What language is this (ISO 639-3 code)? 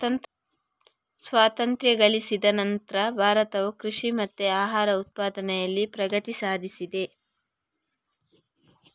kan